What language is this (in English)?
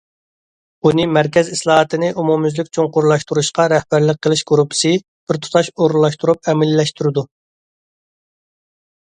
Uyghur